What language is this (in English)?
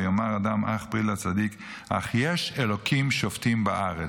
Hebrew